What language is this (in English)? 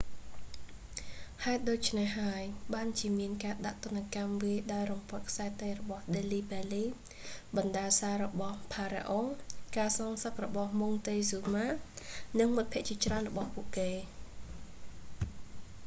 Khmer